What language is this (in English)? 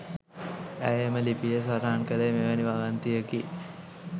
Sinhala